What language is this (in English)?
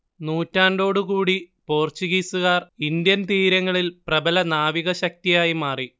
Malayalam